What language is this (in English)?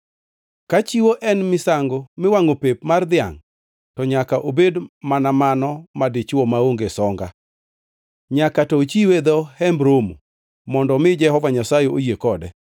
Luo (Kenya and Tanzania)